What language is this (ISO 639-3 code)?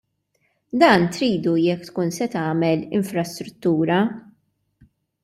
mlt